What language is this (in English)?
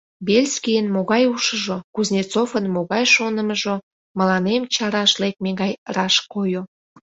Mari